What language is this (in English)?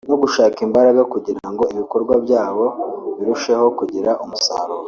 Kinyarwanda